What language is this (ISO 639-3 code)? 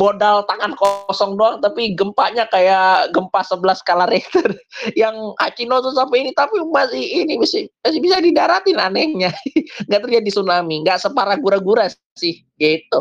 ind